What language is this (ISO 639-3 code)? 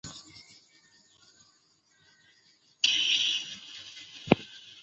zho